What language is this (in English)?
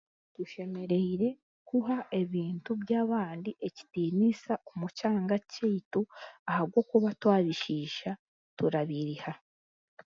Chiga